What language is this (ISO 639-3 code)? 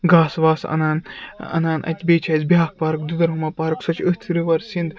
kas